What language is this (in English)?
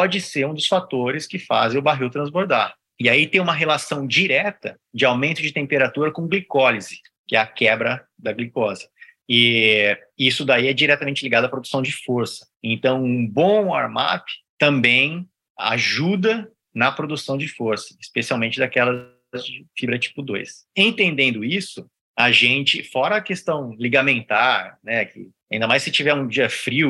Portuguese